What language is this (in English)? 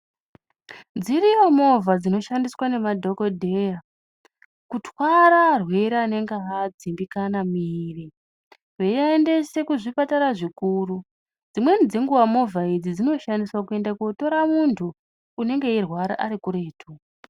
Ndau